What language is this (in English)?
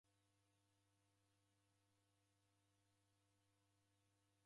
Taita